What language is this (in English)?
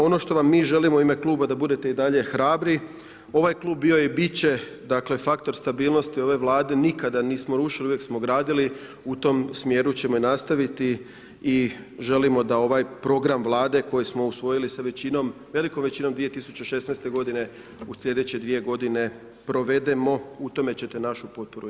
Croatian